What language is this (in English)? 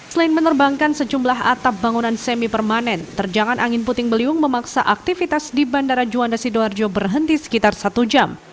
Indonesian